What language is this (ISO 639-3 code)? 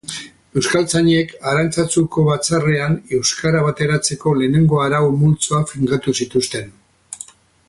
eus